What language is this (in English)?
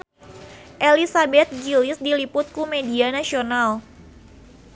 Sundanese